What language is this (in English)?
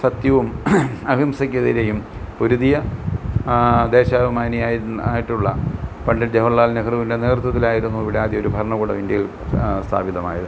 Malayalam